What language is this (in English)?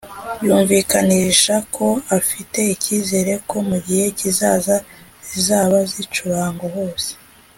Kinyarwanda